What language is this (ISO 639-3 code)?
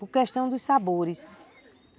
por